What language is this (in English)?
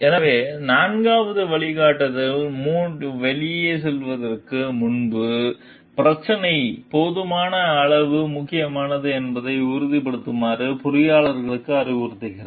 Tamil